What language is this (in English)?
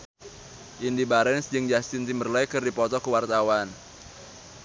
Sundanese